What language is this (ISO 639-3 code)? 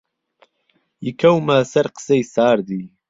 ckb